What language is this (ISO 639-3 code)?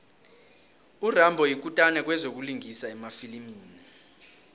nbl